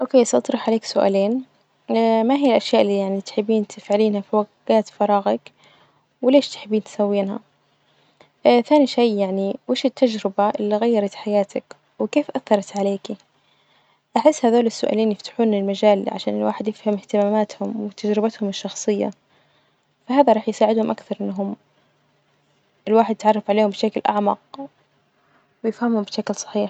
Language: Najdi Arabic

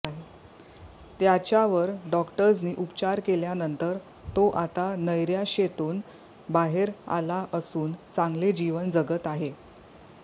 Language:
Marathi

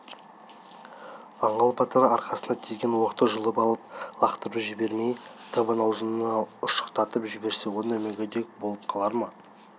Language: Kazakh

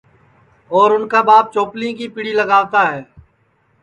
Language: Sansi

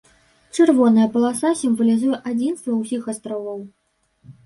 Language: Belarusian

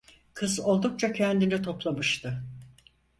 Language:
Turkish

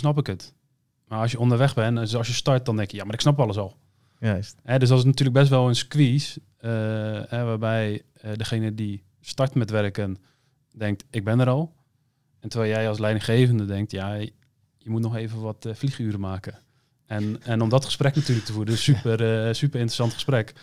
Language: Dutch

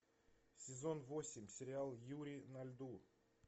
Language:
Russian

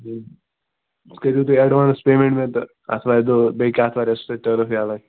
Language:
Kashmiri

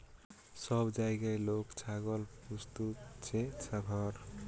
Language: Bangla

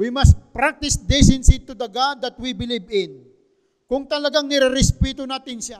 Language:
Filipino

